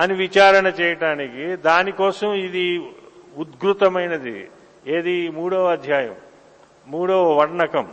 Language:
Telugu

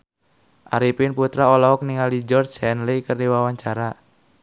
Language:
Sundanese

